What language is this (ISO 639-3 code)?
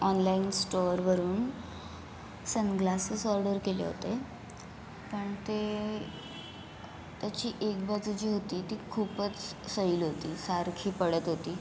mar